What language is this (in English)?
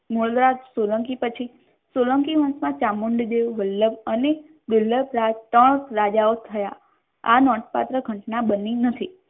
Gujarati